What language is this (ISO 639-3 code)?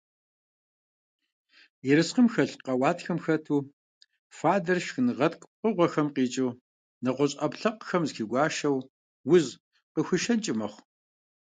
kbd